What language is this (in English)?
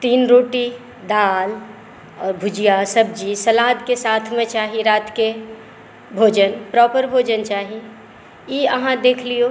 Maithili